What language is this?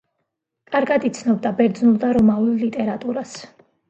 Georgian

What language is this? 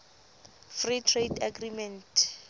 Southern Sotho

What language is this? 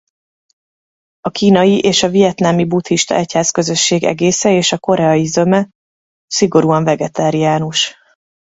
Hungarian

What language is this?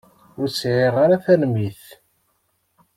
Kabyle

